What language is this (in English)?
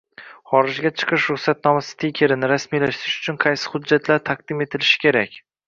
Uzbek